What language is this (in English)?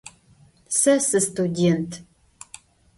Adyghe